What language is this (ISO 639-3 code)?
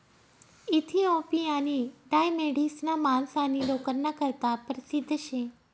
mar